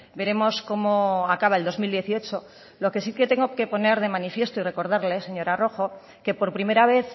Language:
Spanish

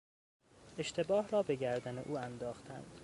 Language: Persian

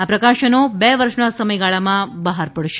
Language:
Gujarati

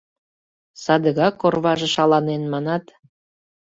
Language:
Mari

